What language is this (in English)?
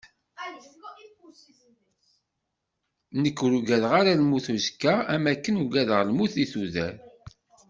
Kabyle